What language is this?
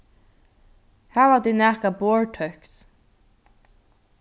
Faroese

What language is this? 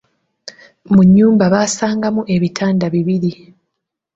Ganda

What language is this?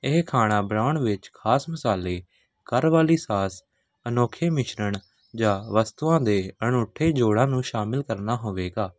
Punjabi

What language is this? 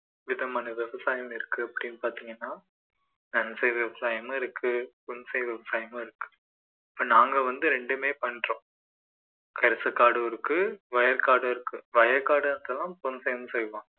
Tamil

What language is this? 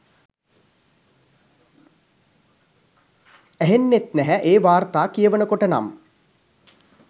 Sinhala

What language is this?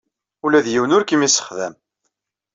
Kabyle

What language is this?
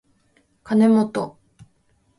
Japanese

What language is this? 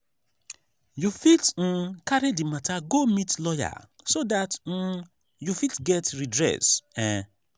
Nigerian Pidgin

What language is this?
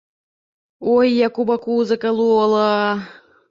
Belarusian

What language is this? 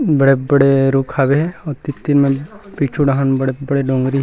Chhattisgarhi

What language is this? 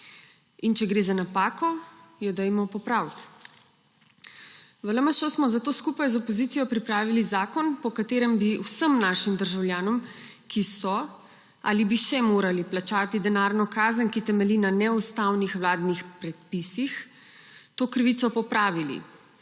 Slovenian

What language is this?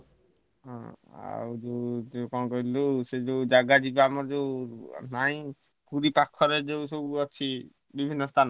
Odia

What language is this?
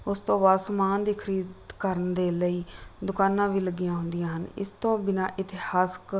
Punjabi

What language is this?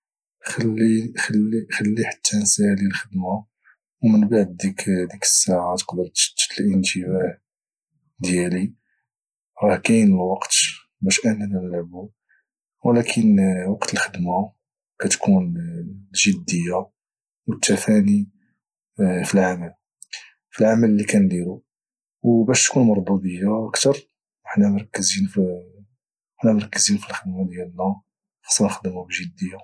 Moroccan Arabic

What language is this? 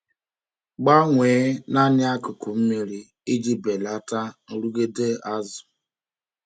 Igbo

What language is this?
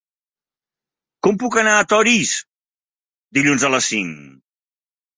Catalan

